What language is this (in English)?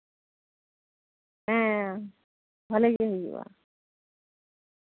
Santali